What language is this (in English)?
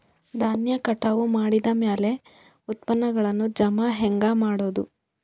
Kannada